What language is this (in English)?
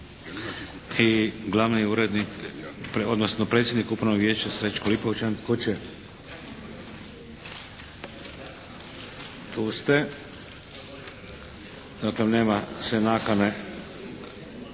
Croatian